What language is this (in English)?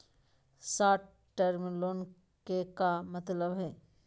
Magahi